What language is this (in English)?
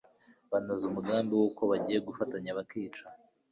Kinyarwanda